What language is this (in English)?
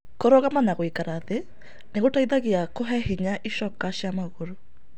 Kikuyu